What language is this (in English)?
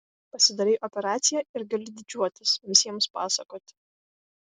Lithuanian